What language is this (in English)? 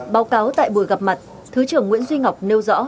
Vietnamese